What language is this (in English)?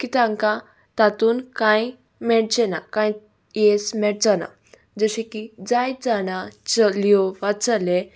Konkani